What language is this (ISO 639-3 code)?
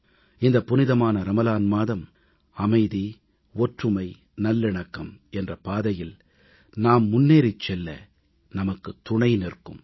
tam